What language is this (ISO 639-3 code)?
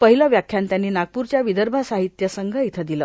mar